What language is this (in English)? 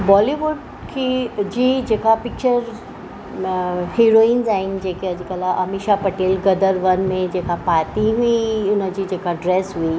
Sindhi